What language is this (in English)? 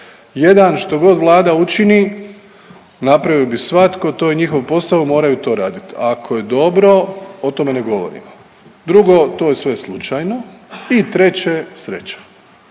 Croatian